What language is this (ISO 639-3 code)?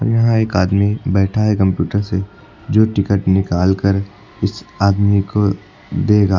hin